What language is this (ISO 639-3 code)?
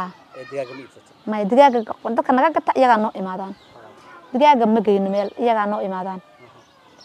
ara